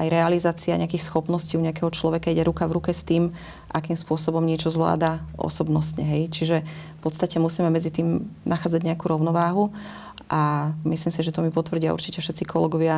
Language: Slovak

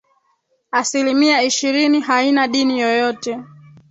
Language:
Swahili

